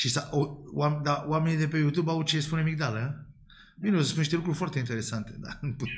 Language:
Romanian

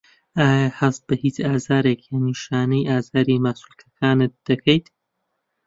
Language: Central Kurdish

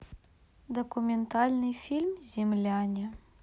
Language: Russian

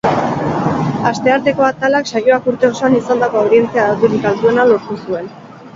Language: Basque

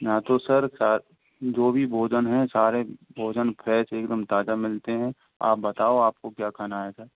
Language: Hindi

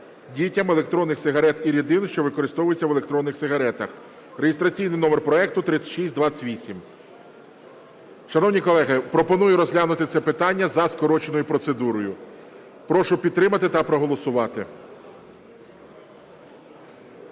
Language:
Ukrainian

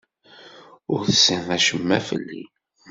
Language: Kabyle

